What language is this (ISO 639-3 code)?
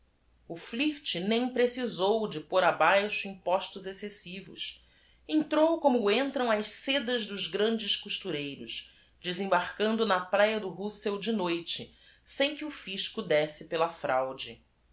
por